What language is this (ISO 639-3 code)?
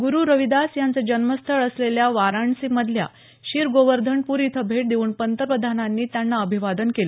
mar